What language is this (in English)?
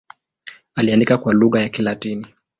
Swahili